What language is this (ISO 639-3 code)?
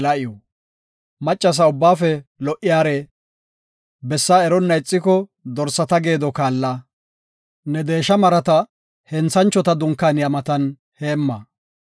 gof